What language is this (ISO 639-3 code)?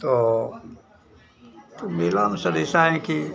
hin